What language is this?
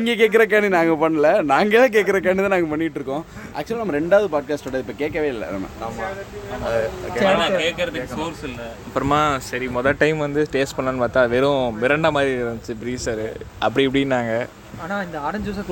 Tamil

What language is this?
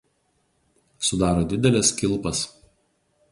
Lithuanian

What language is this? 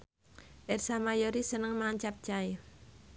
Javanese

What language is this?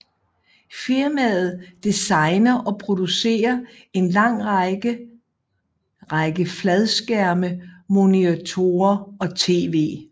Danish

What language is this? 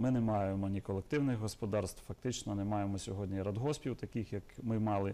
Ukrainian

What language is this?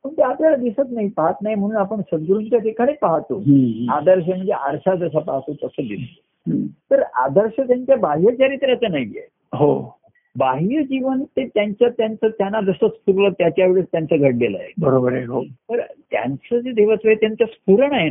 Marathi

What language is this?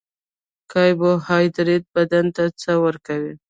Pashto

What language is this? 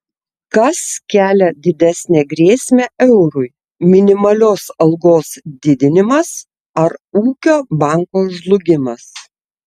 Lithuanian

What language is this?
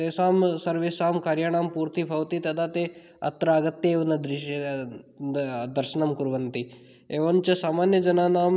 Sanskrit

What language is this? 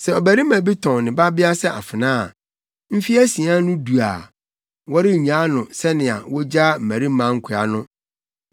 Akan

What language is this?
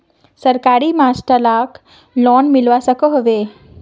Magahi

